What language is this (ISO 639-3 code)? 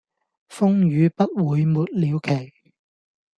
yue